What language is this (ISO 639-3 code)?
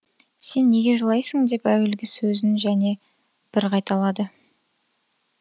kaz